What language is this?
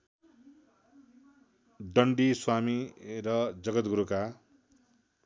Nepali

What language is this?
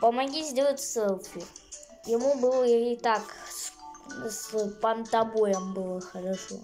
Russian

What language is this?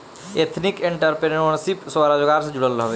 Bhojpuri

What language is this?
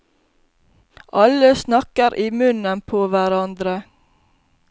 Norwegian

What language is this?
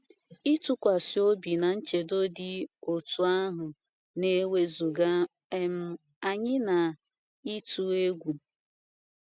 Igbo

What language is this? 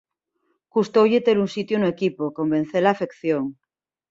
Galician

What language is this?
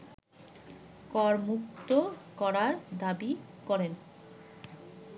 Bangla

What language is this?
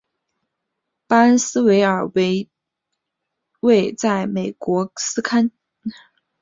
Chinese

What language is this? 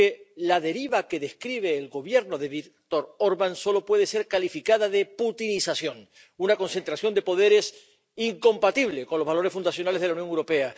Spanish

